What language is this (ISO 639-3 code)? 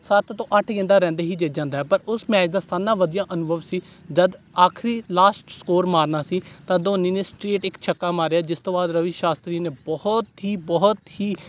pan